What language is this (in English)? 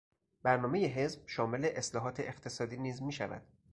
Persian